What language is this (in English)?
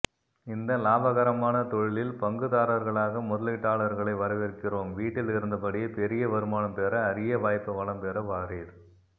Tamil